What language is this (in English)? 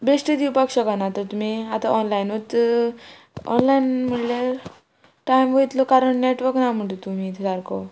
Konkani